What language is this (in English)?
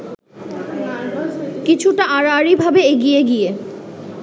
Bangla